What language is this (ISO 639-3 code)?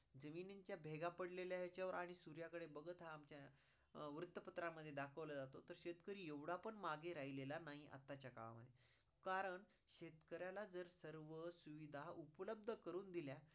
mar